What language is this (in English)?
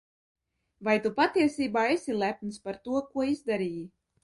Latvian